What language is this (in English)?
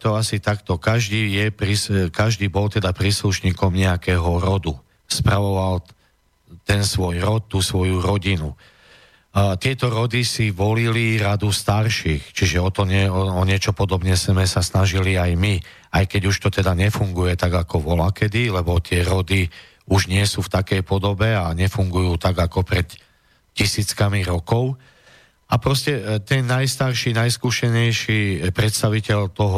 Slovak